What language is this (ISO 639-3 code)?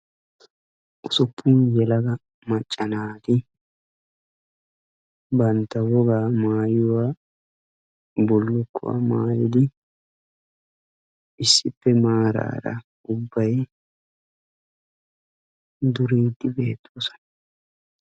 wal